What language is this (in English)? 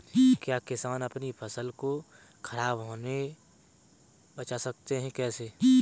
Hindi